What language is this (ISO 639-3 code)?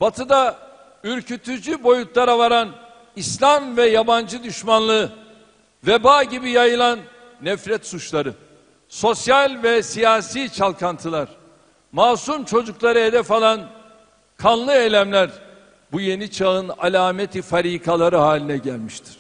tur